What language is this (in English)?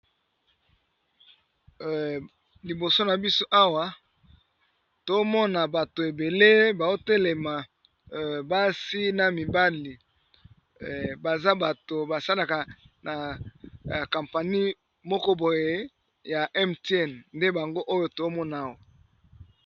Lingala